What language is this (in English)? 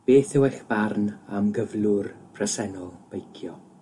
Welsh